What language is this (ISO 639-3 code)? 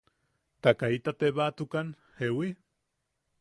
yaq